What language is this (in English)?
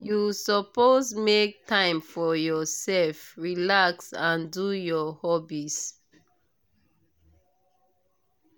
Nigerian Pidgin